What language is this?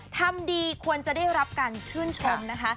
Thai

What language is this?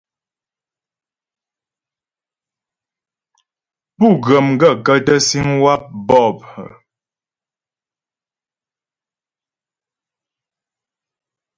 Ghomala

